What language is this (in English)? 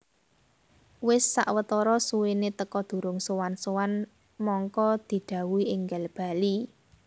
Javanese